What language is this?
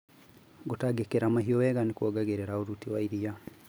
Kikuyu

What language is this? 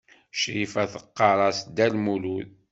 Kabyle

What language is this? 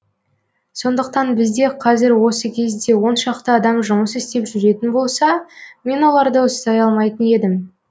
Kazakh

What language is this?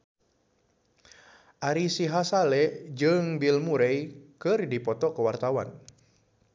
Sundanese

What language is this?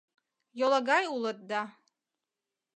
Mari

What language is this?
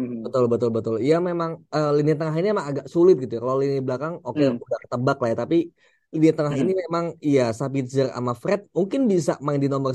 Indonesian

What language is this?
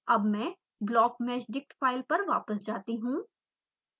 Hindi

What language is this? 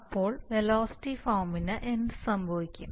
Malayalam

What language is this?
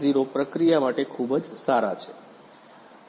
Gujarati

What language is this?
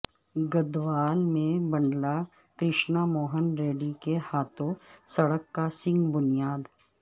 Urdu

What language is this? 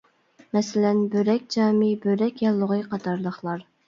Uyghur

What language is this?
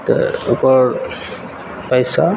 Maithili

